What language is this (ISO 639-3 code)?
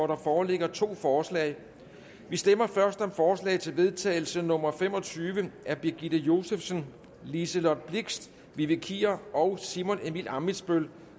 dan